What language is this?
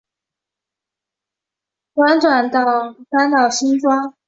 Chinese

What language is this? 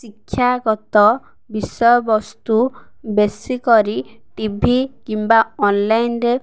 Odia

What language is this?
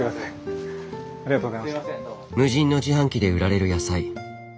Japanese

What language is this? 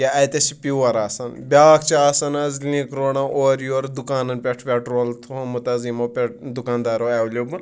Kashmiri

